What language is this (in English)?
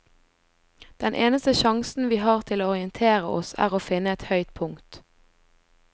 Norwegian